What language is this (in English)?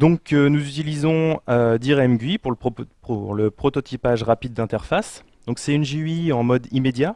French